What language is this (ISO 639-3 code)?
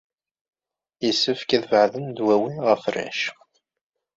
kab